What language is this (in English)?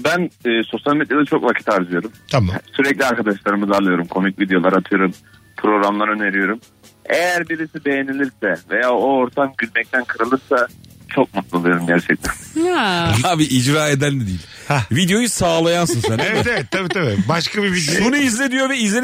Turkish